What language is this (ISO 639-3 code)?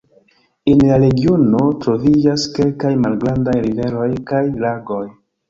epo